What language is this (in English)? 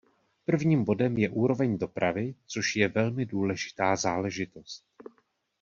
Czech